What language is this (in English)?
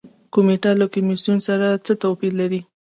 Pashto